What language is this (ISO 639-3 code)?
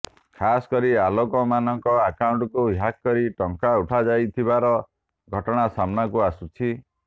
ori